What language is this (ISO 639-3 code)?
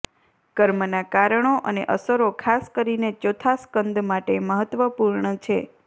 guj